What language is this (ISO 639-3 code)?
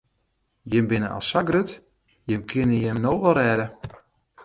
fry